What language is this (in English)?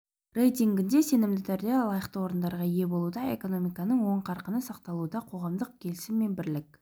Kazakh